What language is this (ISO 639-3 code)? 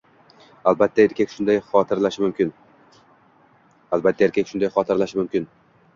uzb